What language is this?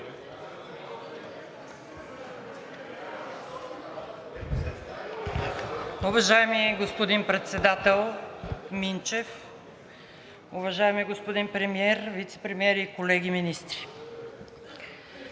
Bulgarian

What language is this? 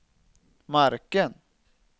Swedish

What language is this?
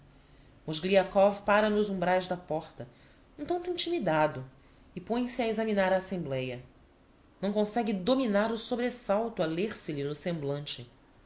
Portuguese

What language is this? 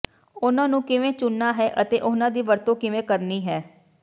Punjabi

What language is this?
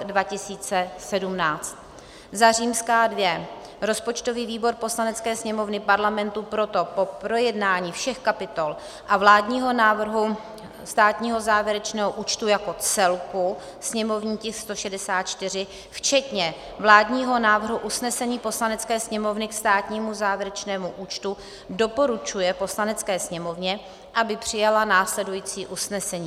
Czech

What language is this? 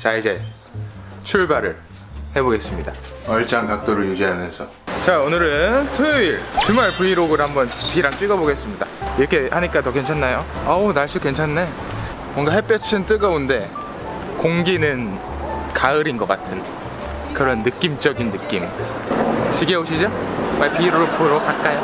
Korean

